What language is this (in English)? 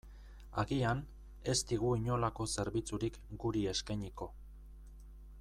Basque